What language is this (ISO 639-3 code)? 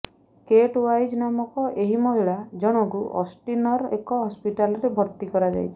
ori